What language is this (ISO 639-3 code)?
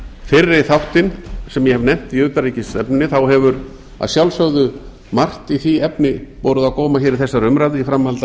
isl